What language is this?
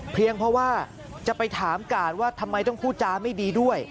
Thai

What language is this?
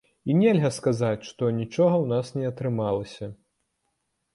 Belarusian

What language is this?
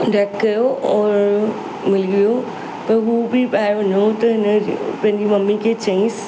Sindhi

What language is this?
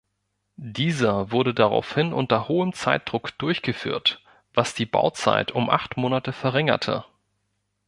German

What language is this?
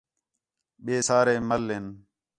Khetrani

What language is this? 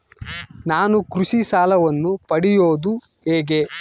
Kannada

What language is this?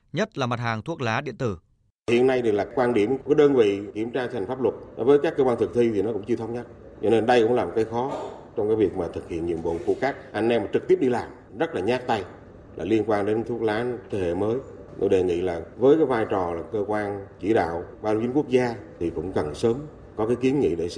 Vietnamese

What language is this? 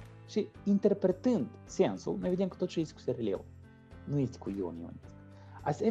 Romanian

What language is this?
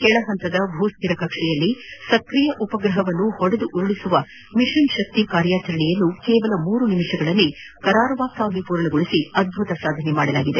Kannada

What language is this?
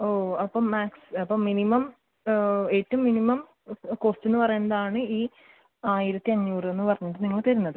Malayalam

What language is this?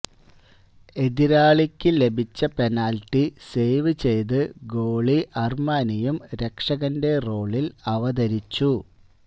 Malayalam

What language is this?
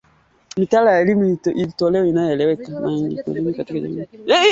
Swahili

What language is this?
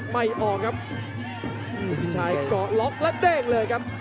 Thai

